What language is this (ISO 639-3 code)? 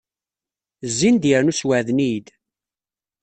kab